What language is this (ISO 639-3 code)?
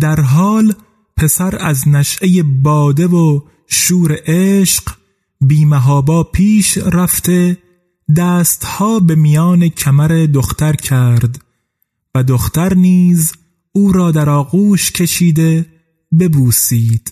fas